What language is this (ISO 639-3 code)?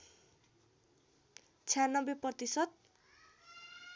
nep